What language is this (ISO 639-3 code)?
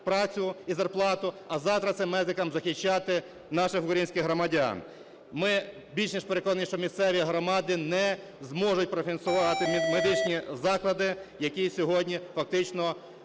ukr